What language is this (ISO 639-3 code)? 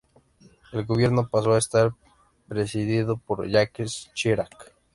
spa